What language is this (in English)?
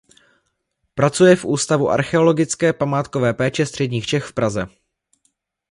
Czech